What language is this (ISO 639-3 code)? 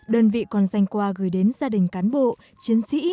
vie